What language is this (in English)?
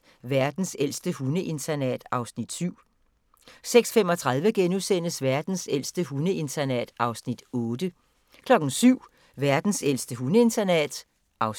Danish